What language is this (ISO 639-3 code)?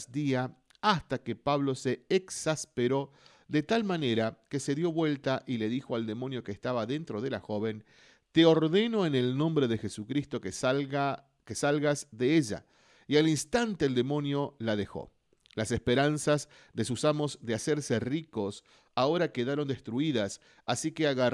spa